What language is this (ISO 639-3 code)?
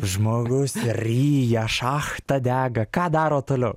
lit